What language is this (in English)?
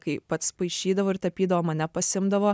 Lithuanian